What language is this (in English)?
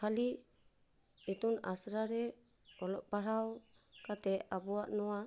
Santali